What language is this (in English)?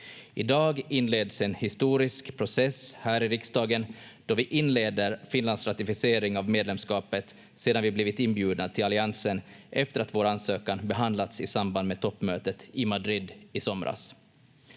Finnish